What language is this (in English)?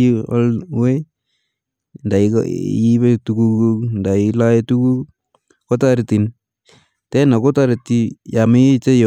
Kalenjin